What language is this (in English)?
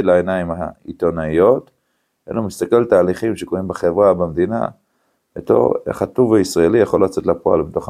Hebrew